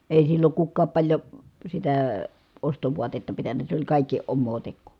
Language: Finnish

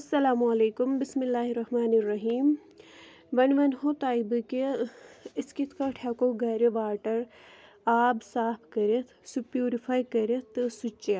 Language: Kashmiri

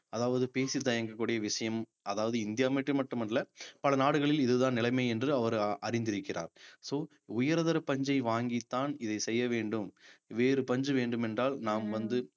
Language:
Tamil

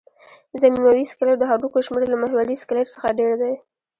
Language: Pashto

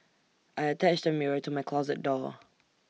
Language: English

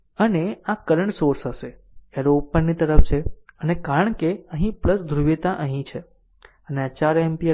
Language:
Gujarati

